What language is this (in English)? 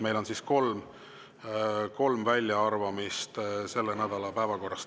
Estonian